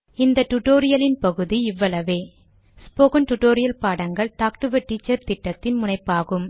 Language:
Tamil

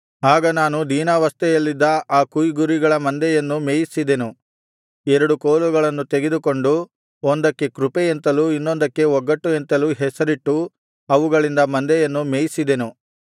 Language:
Kannada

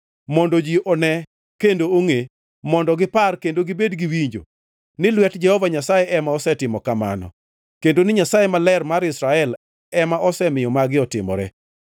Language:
Luo (Kenya and Tanzania)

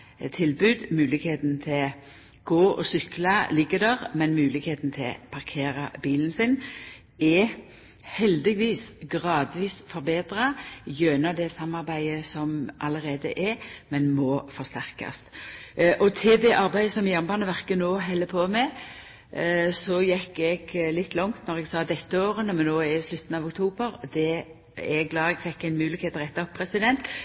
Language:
Norwegian Nynorsk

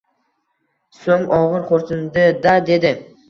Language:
Uzbek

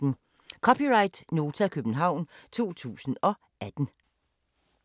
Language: Danish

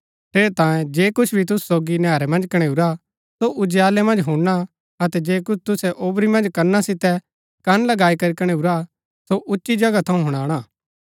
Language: Gaddi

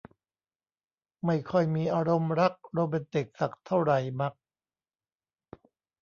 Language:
Thai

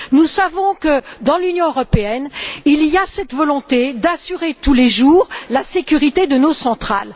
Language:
French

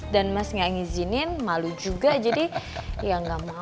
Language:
Indonesian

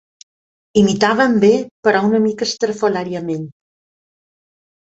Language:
Catalan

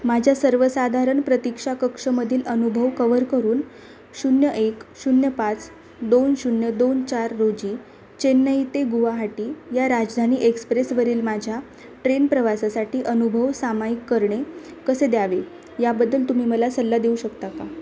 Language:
Marathi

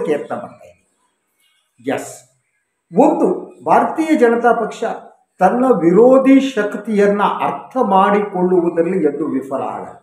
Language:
Kannada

